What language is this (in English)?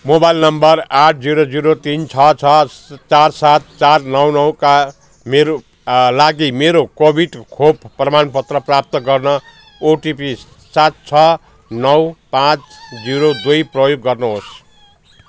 Nepali